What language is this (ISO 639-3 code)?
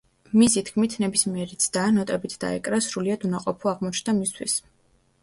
kat